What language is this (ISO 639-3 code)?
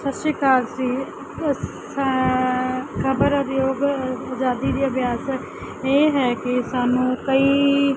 pan